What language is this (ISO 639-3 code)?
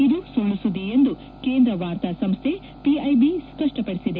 kan